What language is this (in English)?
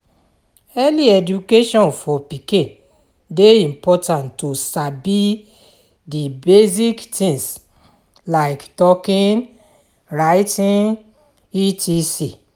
Nigerian Pidgin